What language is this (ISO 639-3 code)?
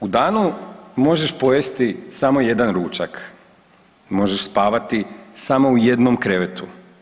hrv